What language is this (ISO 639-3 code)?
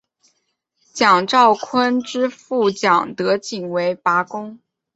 zho